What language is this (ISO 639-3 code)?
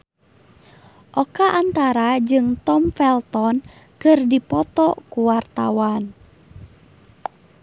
sun